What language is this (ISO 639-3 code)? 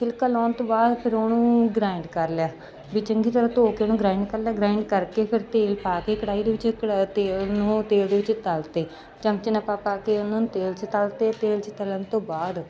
pan